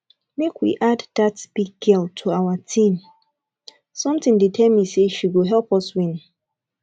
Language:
Nigerian Pidgin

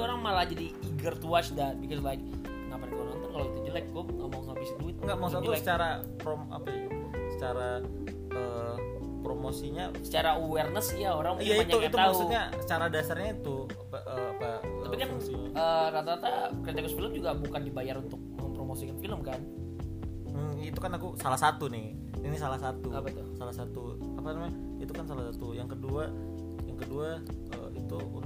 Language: Indonesian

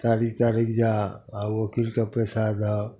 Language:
Maithili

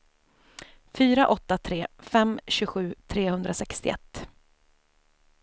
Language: Swedish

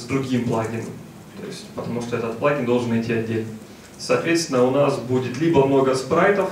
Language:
Russian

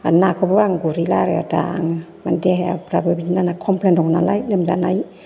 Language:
Bodo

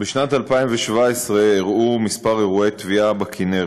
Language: Hebrew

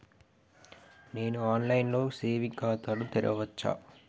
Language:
Telugu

